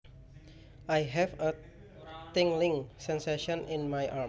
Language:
Javanese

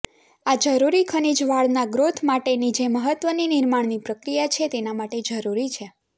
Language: Gujarati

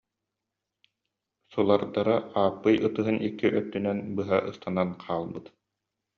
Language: Yakut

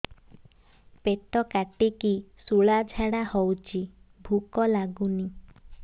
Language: Odia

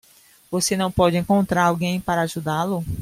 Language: Portuguese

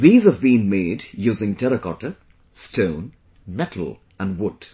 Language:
English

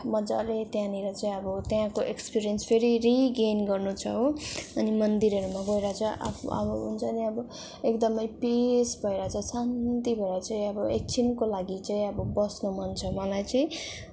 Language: Nepali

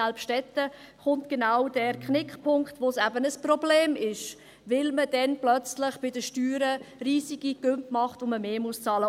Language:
Swiss German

